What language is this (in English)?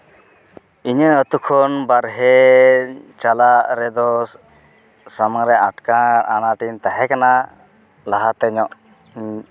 Santali